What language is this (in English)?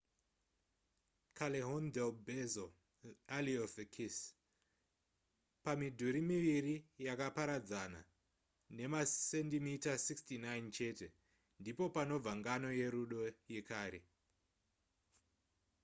Shona